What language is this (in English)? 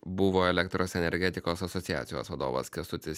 Lithuanian